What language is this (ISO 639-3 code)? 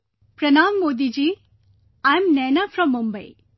eng